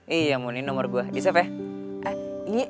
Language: Indonesian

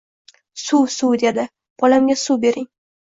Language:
Uzbek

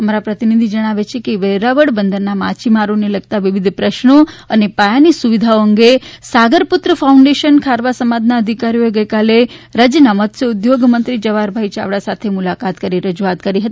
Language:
Gujarati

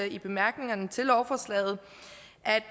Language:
Danish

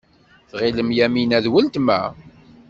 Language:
Kabyle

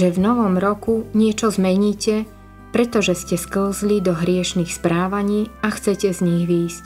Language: Slovak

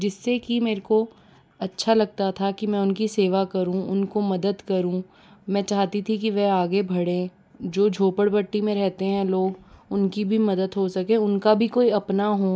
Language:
Hindi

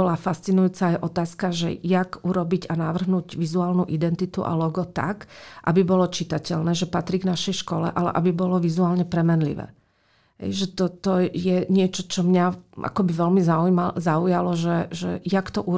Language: Slovak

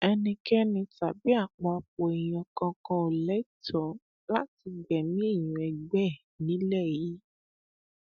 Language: Yoruba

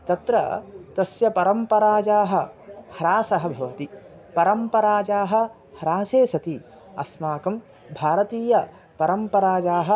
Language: Sanskrit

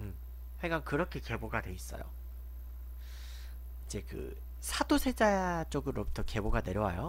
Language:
Korean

